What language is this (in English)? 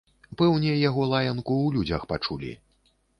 Belarusian